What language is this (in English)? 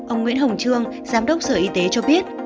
Vietnamese